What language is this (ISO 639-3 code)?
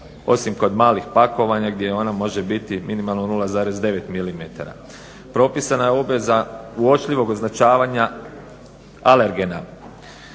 hrv